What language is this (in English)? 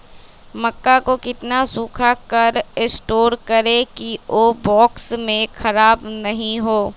Magahi